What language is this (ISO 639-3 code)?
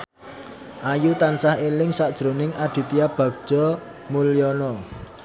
jav